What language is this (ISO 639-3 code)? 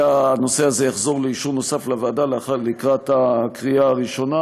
heb